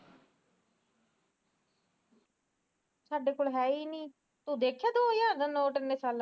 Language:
Punjabi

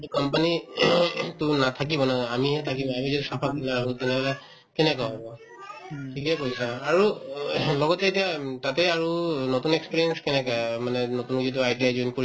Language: Assamese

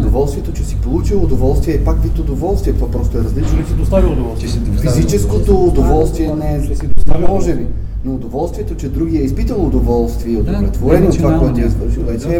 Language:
Bulgarian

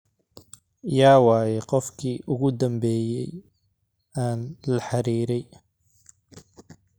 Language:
Somali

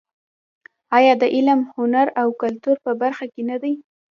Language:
Pashto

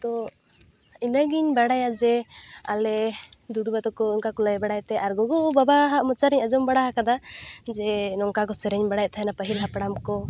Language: Santali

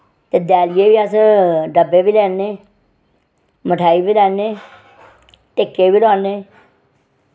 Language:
Dogri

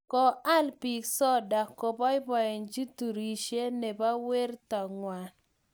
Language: Kalenjin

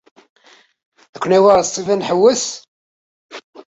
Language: Kabyle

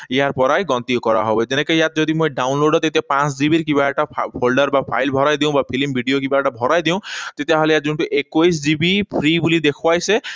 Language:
Assamese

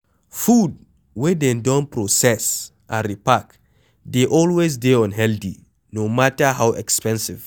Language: Nigerian Pidgin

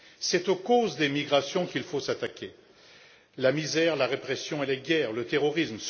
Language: French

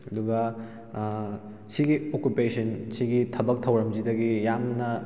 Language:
Manipuri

